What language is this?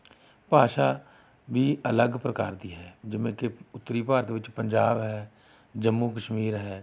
Punjabi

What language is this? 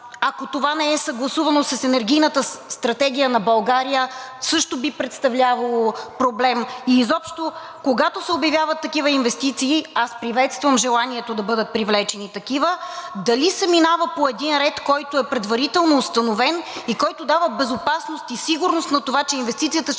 Bulgarian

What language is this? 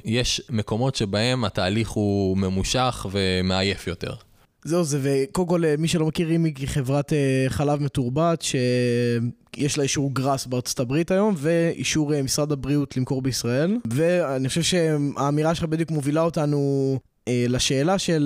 Hebrew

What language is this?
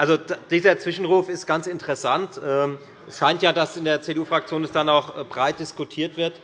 German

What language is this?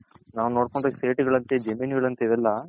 Kannada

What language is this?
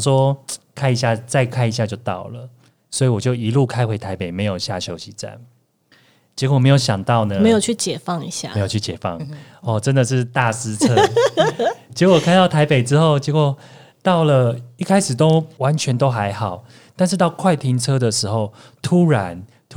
Chinese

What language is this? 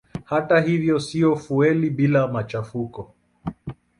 Swahili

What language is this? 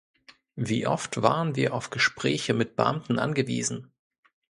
German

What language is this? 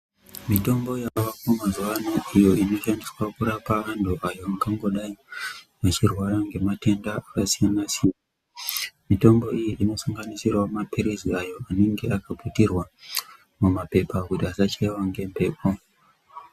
Ndau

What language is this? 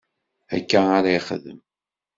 Kabyle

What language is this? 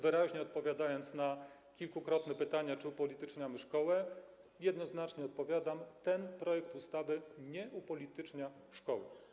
Polish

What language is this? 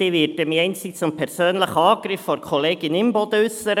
Swiss German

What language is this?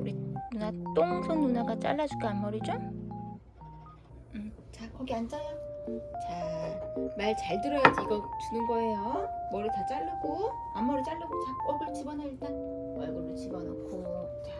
Korean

